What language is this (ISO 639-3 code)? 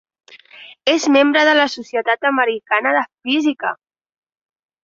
cat